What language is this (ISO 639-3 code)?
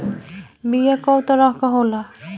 bho